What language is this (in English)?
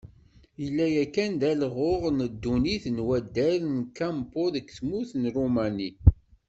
Kabyle